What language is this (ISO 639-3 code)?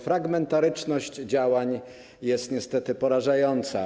pol